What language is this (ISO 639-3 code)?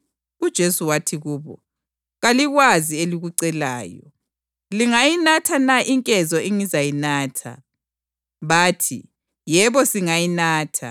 nde